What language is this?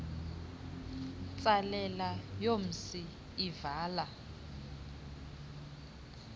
Xhosa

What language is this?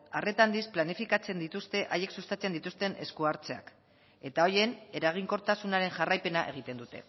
Basque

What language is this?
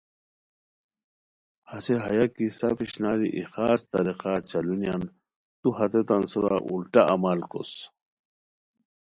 Khowar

